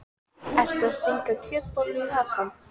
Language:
Icelandic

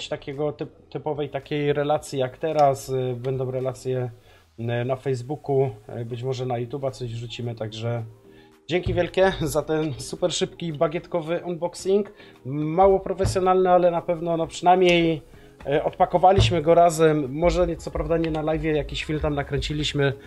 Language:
Polish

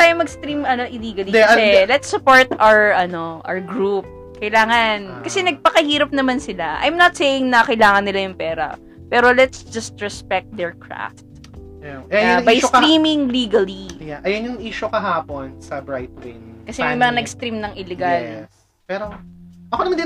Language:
Filipino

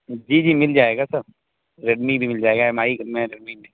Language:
Urdu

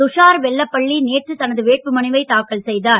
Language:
Tamil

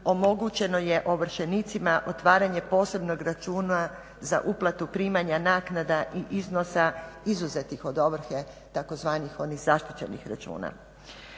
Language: Croatian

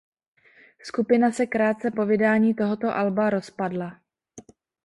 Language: Czech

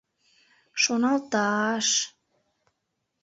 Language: Mari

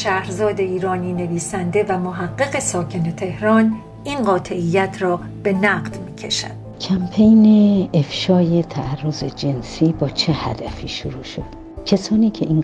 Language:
Persian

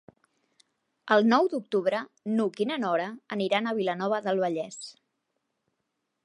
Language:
Catalan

